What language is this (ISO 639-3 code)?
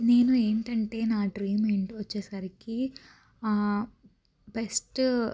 tel